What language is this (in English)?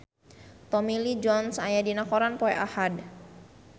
Sundanese